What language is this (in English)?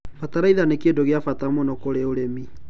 Kikuyu